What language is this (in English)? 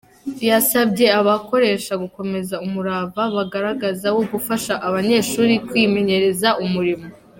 Kinyarwanda